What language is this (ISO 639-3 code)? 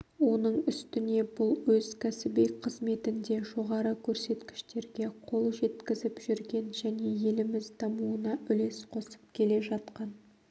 kaz